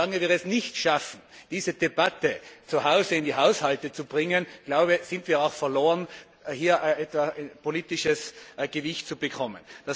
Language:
German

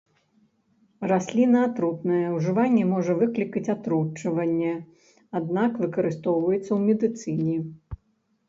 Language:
Belarusian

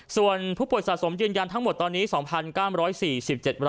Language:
Thai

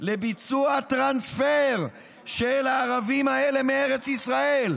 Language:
Hebrew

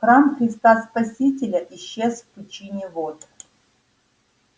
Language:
Russian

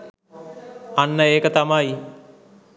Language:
Sinhala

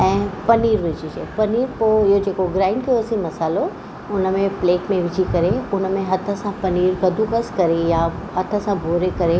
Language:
Sindhi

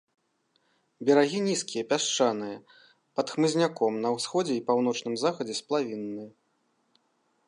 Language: Belarusian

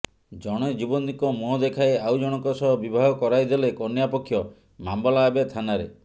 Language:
Odia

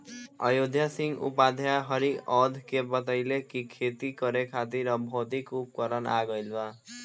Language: Bhojpuri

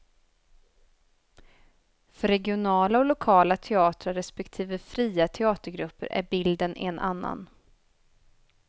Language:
Swedish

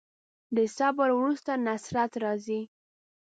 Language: Pashto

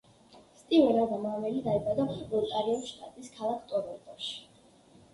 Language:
Georgian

